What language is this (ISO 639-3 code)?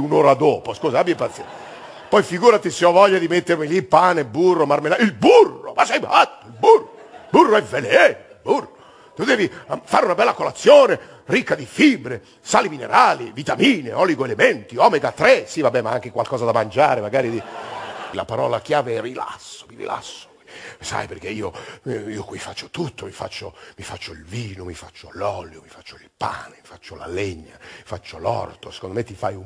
ita